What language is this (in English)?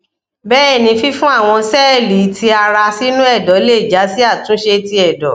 Yoruba